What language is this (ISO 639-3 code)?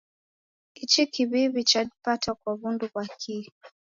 dav